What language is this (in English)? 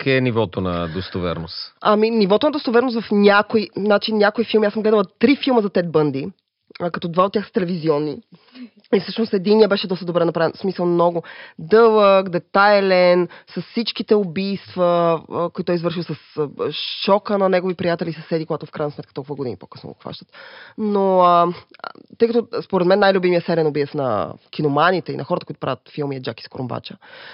Bulgarian